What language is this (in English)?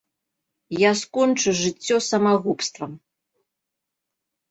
Belarusian